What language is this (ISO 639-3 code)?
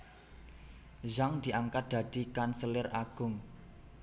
jav